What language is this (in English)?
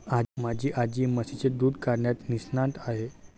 Marathi